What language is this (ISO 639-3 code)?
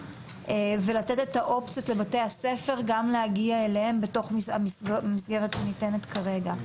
heb